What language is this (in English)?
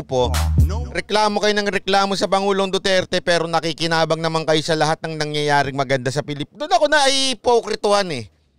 Filipino